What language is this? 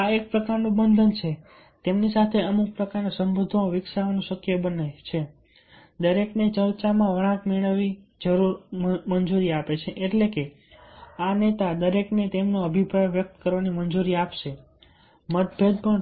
Gujarati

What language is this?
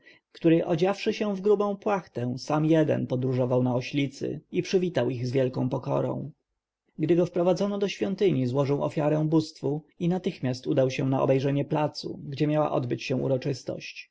Polish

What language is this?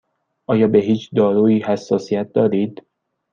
Persian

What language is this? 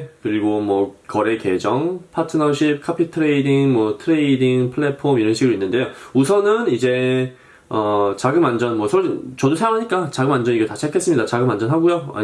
Korean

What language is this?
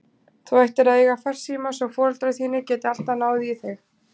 Icelandic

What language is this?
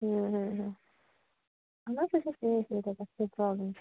Kashmiri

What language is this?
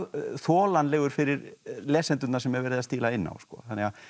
Icelandic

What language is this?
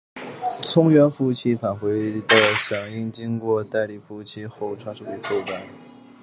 Chinese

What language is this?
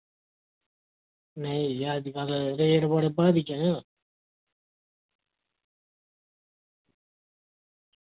Dogri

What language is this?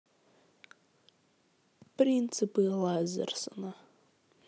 Russian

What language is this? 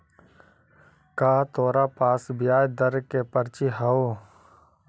Magahi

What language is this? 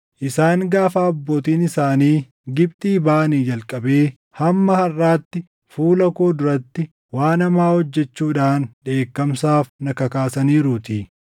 Oromo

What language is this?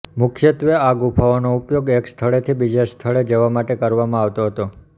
Gujarati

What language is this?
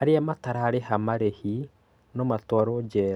Kikuyu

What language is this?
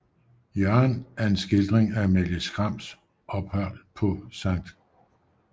Danish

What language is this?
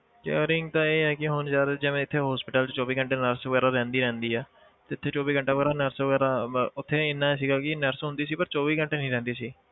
Punjabi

